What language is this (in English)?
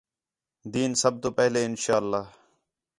Khetrani